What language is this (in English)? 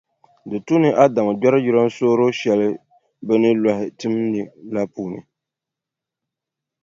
Dagbani